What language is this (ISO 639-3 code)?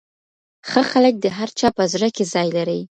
pus